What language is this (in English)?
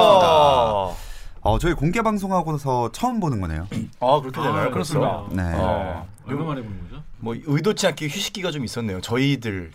Korean